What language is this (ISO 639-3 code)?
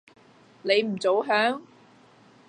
yue